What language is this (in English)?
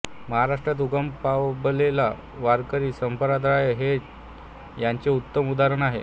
Marathi